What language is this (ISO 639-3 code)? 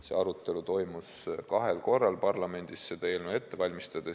est